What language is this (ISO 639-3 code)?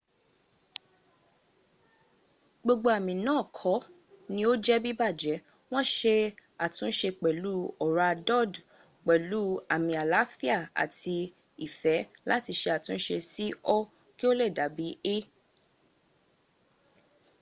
yor